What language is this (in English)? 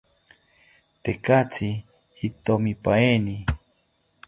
South Ucayali Ashéninka